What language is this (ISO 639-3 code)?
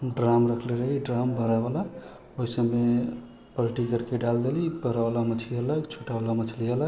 mai